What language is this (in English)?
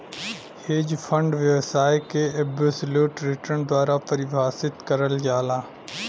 Bhojpuri